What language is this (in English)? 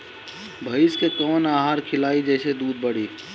Bhojpuri